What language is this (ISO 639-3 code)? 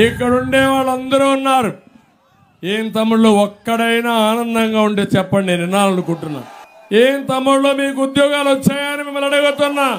tel